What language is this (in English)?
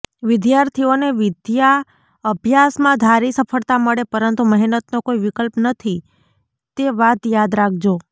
Gujarati